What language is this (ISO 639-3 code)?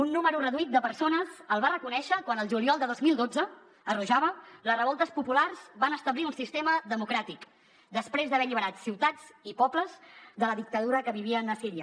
cat